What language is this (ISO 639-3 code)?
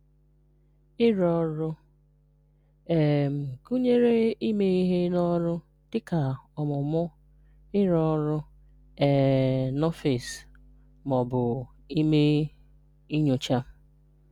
ibo